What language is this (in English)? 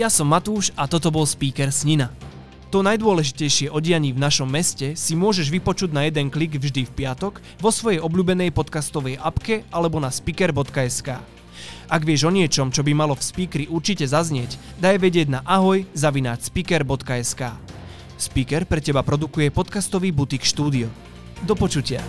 Slovak